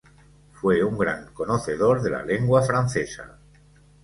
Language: Spanish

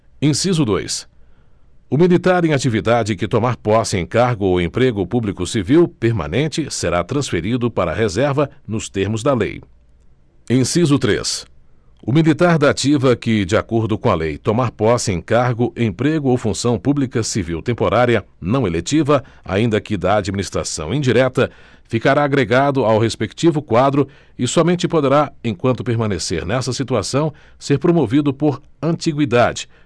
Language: Portuguese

